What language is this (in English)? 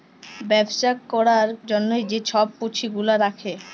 Bangla